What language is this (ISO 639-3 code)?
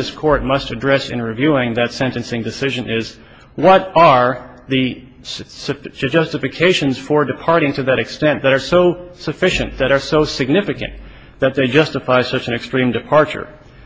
eng